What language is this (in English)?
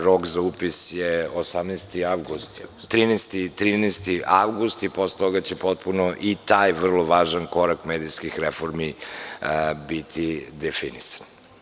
Serbian